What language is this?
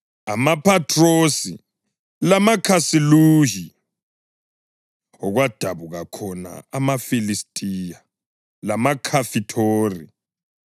North Ndebele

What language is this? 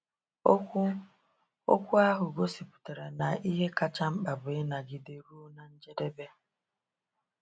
Igbo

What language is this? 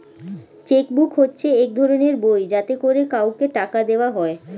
Bangla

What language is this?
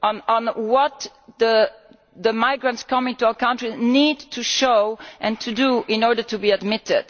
English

